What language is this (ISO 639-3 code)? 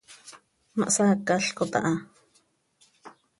sei